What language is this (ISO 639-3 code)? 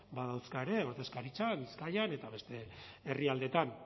eus